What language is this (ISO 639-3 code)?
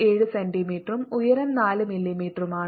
mal